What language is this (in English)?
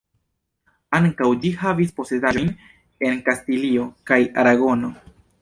Esperanto